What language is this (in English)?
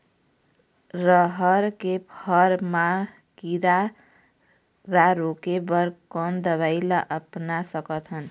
Chhattisgarhi